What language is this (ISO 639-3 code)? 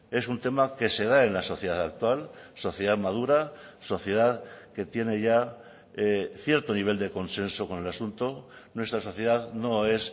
spa